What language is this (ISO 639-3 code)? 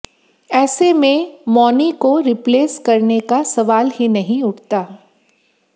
hin